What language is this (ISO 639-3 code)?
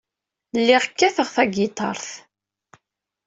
kab